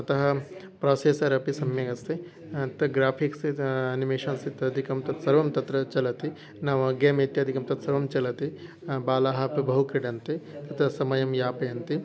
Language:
Sanskrit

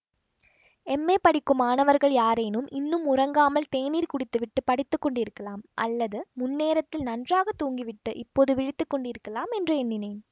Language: Tamil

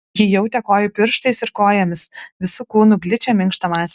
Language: Lithuanian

